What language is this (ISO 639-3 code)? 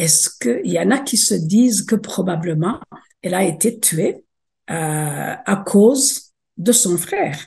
fra